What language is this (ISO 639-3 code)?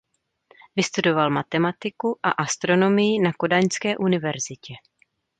ces